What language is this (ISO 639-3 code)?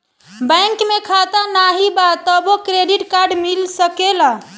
bho